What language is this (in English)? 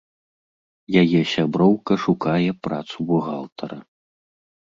Belarusian